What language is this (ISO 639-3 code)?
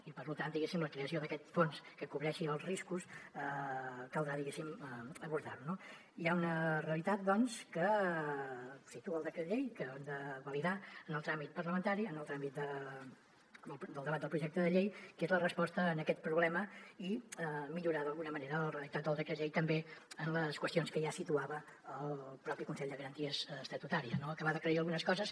cat